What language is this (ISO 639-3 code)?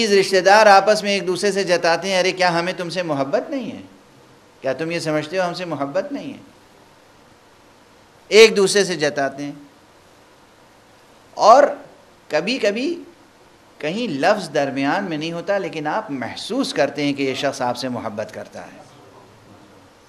ara